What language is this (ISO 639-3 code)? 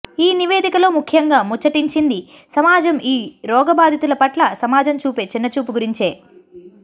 tel